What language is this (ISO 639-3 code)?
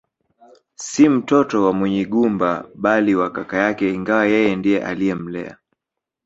swa